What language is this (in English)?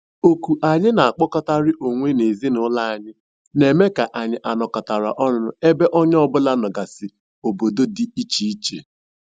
Igbo